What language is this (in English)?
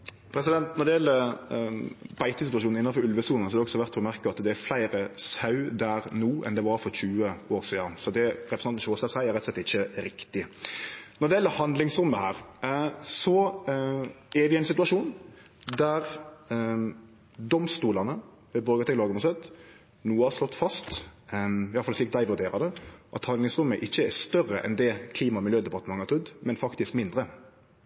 Norwegian